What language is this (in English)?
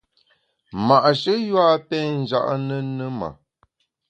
Bamun